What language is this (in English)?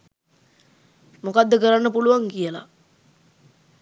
Sinhala